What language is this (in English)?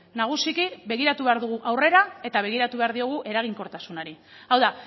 Basque